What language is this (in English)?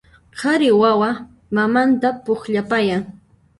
Puno Quechua